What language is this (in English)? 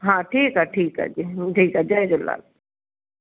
Sindhi